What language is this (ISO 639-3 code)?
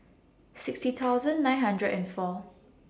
eng